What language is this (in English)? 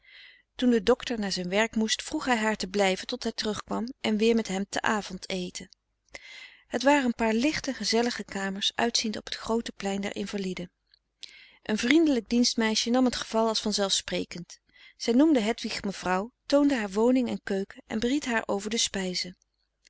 Dutch